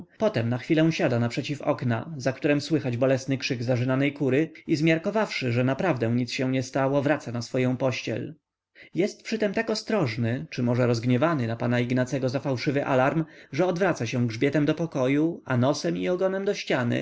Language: Polish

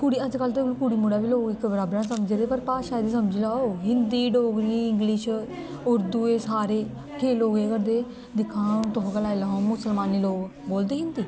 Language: Dogri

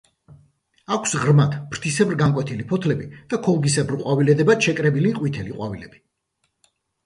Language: Georgian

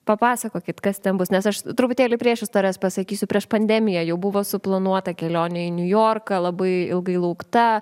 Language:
Lithuanian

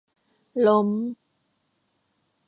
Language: Thai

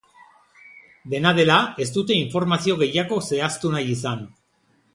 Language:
Basque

